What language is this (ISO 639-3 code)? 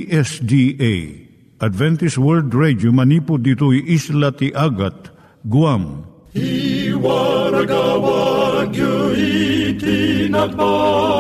fil